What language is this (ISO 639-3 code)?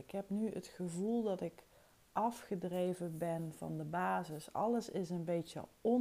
nld